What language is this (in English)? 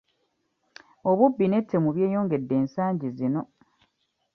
Ganda